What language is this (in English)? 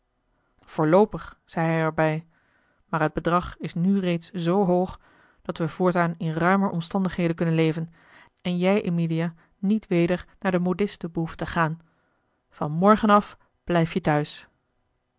Dutch